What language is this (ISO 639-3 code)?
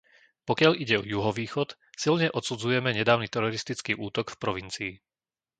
slk